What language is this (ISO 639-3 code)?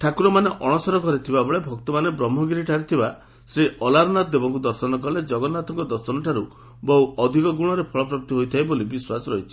ori